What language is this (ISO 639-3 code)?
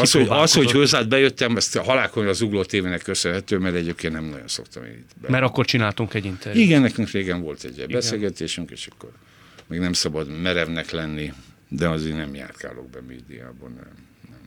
hun